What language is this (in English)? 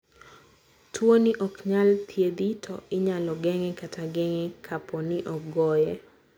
Luo (Kenya and Tanzania)